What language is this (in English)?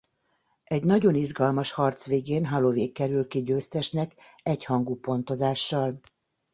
Hungarian